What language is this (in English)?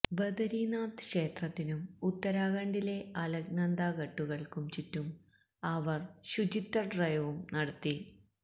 Malayalam